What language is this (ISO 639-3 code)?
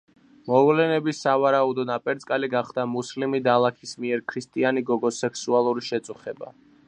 kat